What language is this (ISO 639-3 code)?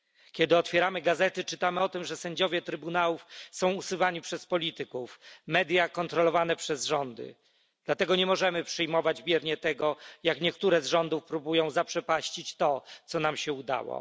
pol